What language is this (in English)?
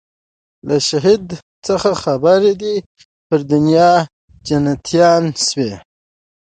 Pashto